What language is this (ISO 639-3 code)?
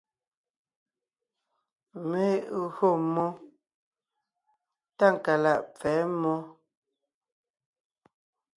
nnh